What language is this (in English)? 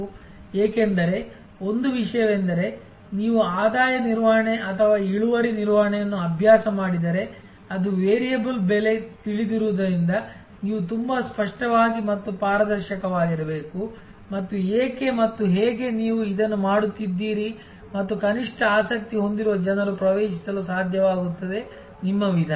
Kannada